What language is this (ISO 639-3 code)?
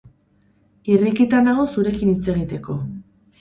eus